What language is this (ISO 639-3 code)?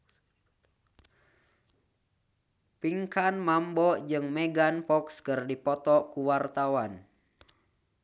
sun